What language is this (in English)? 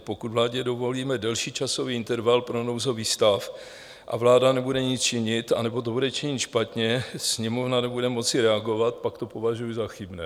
Czech